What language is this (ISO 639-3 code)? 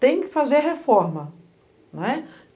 por